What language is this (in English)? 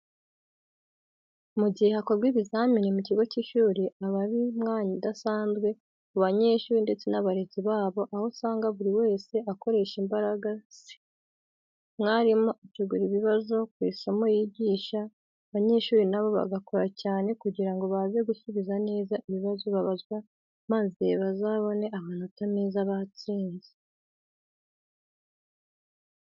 Kinyarwanda